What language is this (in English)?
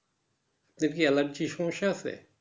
Bangla